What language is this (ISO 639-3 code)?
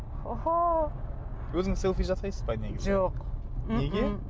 kaz